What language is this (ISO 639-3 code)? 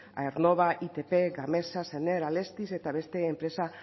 eus